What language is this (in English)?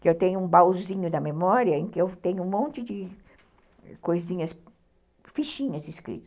Portuguese